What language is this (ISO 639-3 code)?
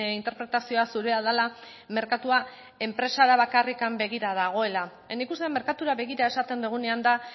eus